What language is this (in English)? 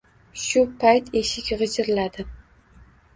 Uzbek